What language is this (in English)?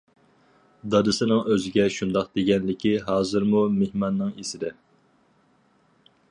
Uyghur